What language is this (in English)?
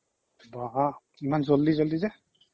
Assamese